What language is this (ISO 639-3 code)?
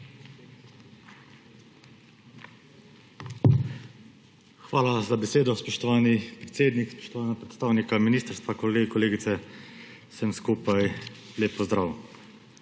slv